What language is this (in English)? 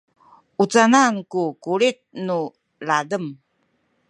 Sakizaya